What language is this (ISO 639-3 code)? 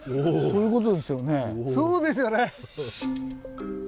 jpn